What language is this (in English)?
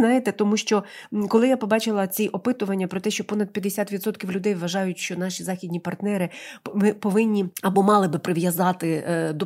Ukrainian